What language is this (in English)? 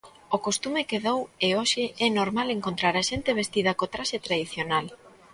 Galician